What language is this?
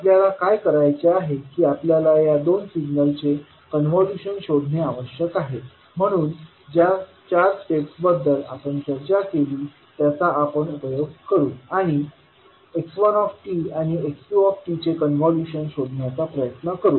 Marathi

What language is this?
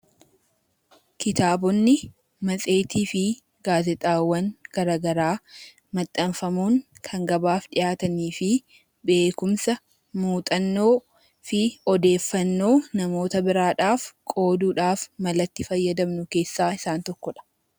Oromo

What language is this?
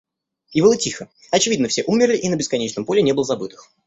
Russian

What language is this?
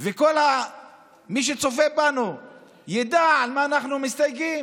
Hebrew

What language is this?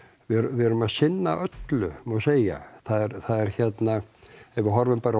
Icelandic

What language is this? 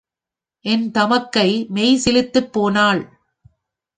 Tamil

